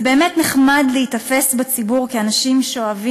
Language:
Hebrew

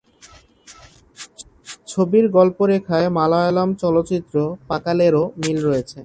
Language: Bangla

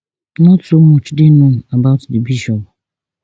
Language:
Nigerian Pidgin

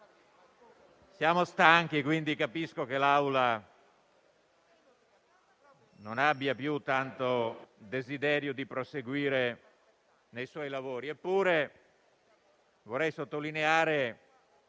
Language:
Italian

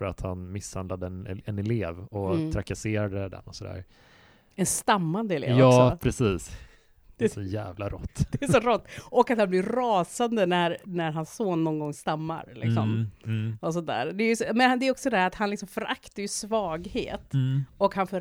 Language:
Swedish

